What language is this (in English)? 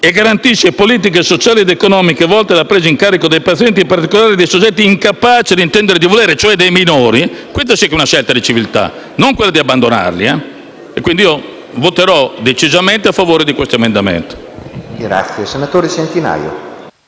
Italian